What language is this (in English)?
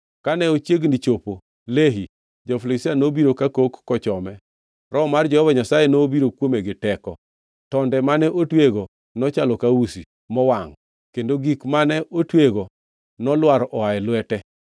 Luo (Kenya and Tanzania)